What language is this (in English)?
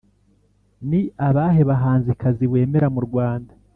Kinyarwanda